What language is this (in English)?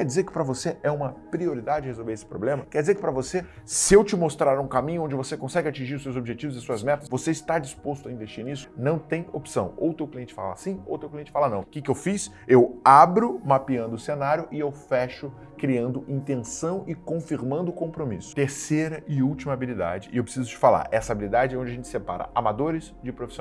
Portuguese